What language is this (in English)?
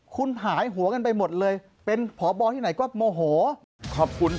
Thai